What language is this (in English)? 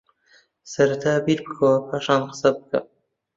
Central Kurdish